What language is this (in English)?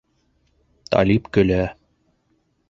Bashkir